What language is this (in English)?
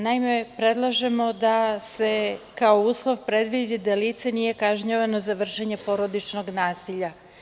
Serbian